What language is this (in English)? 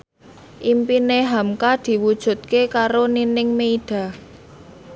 Javanese